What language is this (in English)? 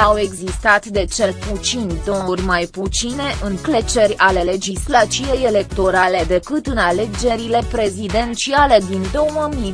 Romanian